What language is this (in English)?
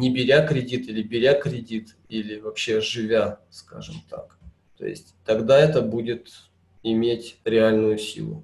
Russian